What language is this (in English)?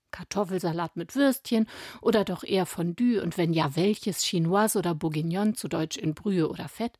German